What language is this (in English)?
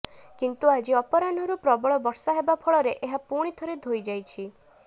Odia